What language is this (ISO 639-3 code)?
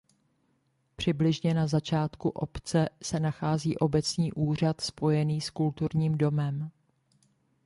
ces